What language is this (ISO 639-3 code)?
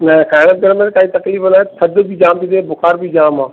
snd